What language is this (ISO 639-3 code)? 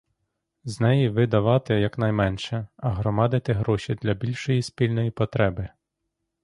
ukr